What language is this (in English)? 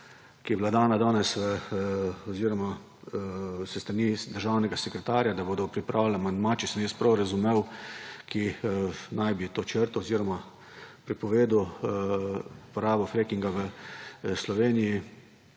Slovenian